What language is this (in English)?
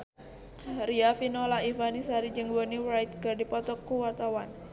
Sundanese